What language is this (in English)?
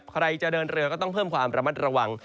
Thai